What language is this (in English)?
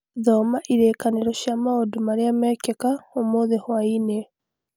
Kikuyu